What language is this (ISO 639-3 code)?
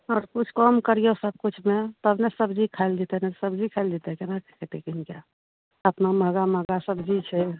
mai